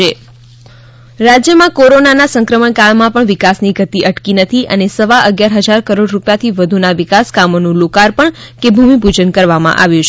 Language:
Gujarati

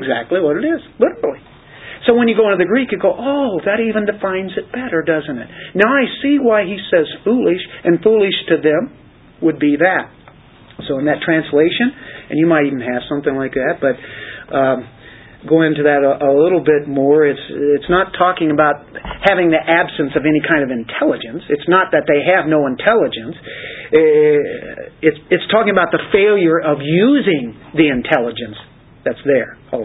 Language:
English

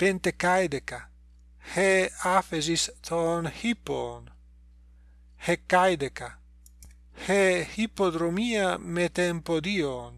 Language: Greek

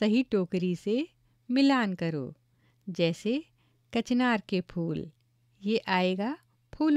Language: Hindi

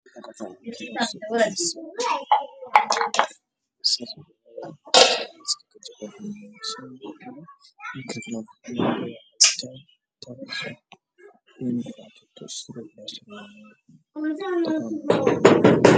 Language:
Somali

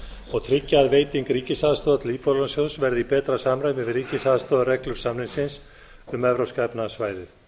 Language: Icelandic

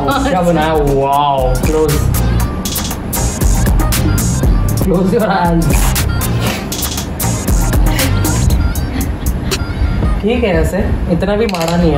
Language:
Indonesian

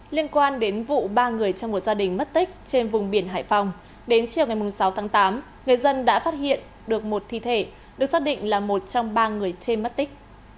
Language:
Vietnamese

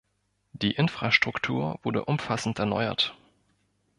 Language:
German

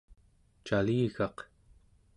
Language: Central Yupik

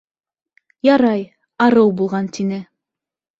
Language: Bashkir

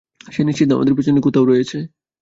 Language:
Bangla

